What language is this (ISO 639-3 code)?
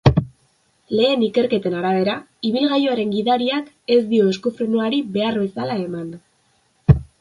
eus